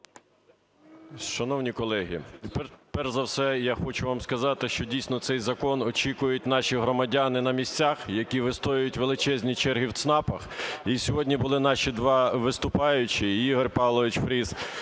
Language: Ukrainian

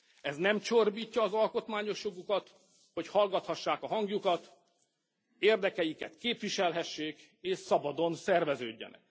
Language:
Hungarian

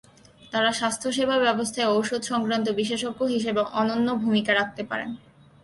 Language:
Bangla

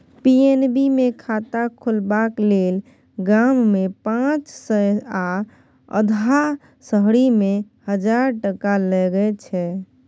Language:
Maithili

